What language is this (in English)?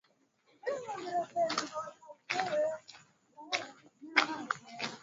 Swahili